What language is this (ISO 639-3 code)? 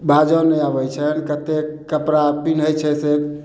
mai